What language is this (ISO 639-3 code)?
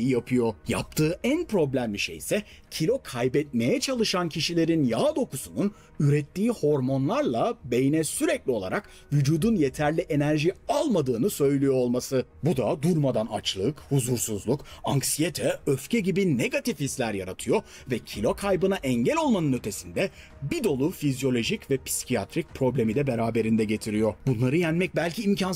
tur